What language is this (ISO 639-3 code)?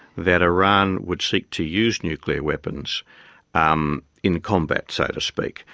eng